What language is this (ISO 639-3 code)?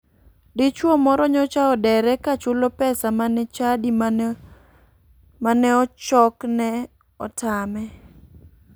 luo